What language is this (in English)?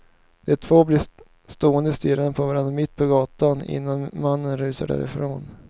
Swedish